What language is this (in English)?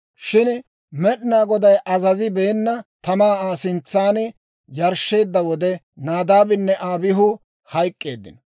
Dawro